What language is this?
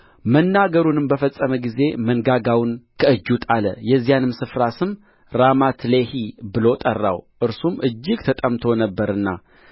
Amharic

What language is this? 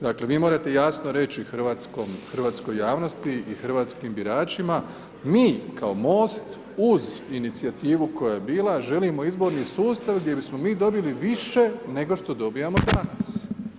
Croatian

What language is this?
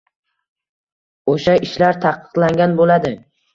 Uzbek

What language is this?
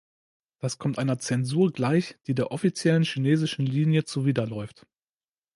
German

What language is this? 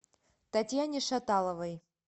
Russian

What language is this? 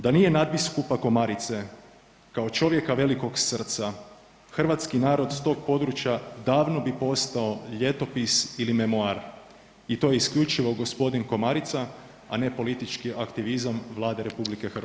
Croatian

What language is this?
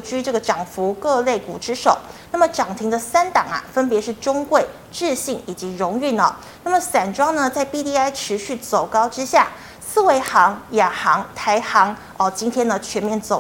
Chinese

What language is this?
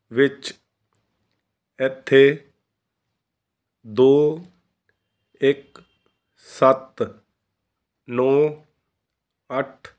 Punjabi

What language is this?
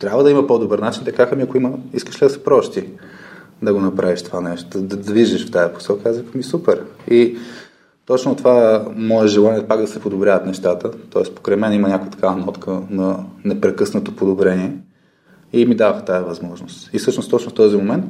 Bulgarian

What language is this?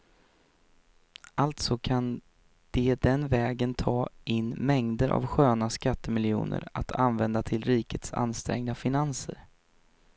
Swedish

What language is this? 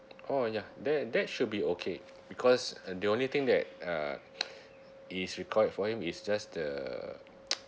English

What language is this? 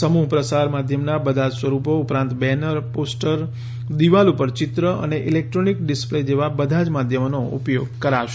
Gujarati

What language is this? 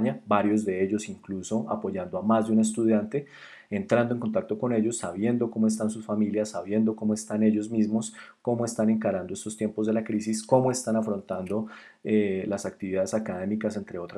Spanish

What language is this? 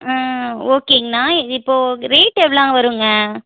Tamil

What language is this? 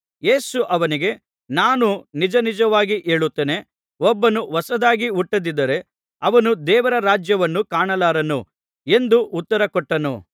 Kannada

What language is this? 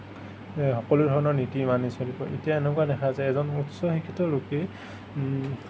Assamese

